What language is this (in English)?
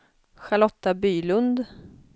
Swedish